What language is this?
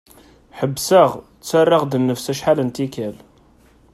Kabyle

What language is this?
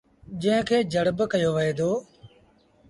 Sindhi Bhil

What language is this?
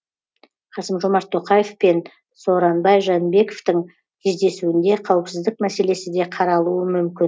Kazakh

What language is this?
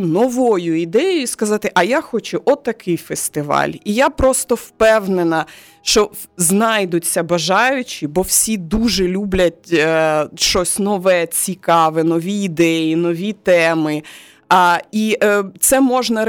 Ukrainian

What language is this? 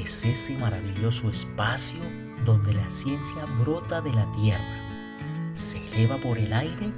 Spanish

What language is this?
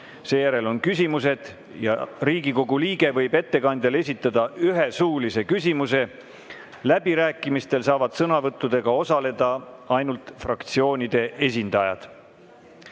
Estonian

